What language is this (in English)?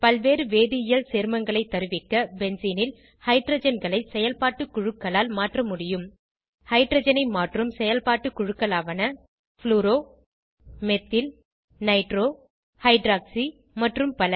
Tamil